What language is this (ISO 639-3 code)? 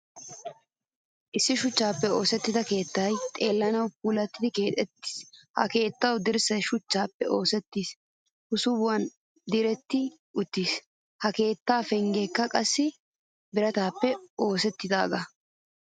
wal